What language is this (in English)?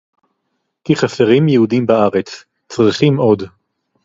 Hebrew